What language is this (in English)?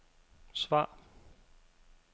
Danish